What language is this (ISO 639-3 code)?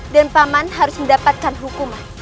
ind